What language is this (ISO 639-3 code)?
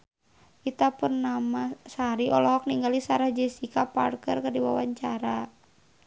sun